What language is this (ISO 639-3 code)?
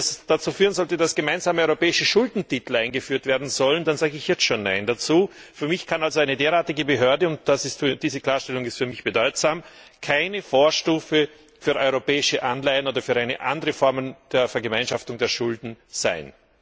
deu